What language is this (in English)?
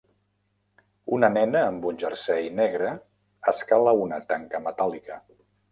Catalan